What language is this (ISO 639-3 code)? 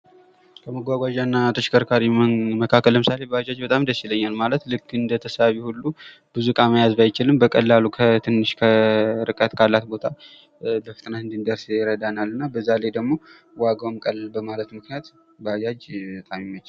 amh